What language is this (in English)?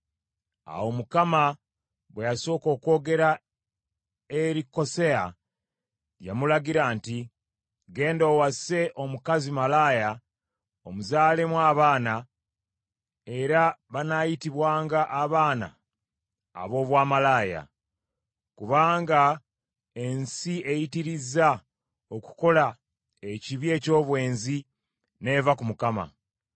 Ganda